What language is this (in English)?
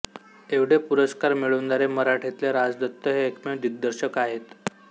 Marathi